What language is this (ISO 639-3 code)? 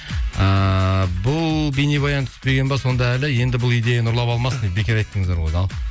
kaz